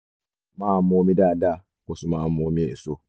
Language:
Yoruba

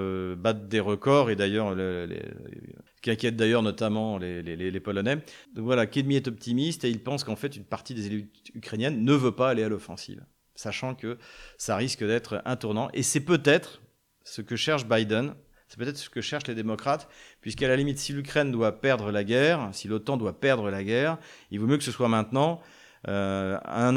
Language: French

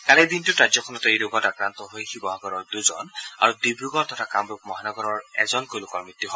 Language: Assamese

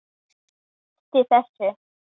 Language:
Icelandic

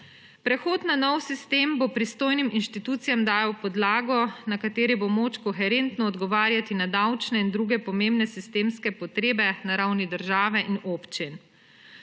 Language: Slovenian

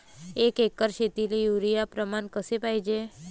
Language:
Marathi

